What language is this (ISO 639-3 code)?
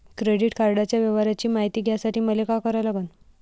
mar